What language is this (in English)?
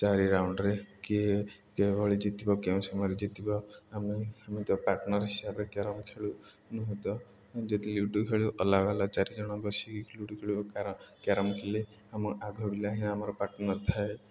Odia